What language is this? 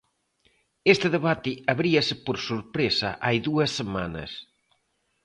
Galician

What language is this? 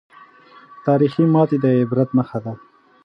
Pashto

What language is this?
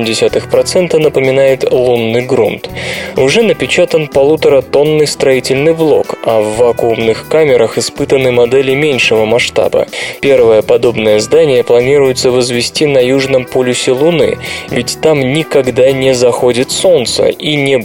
Russian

